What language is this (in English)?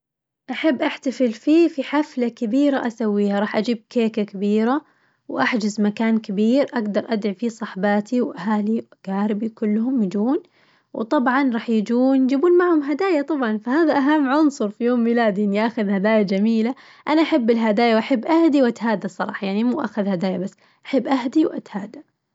Najdi Arabic